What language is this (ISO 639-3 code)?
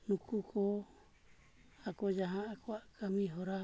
sat